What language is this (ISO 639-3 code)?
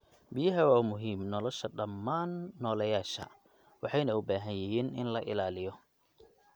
som